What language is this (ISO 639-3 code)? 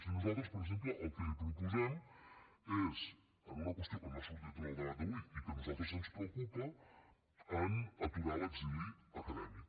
cat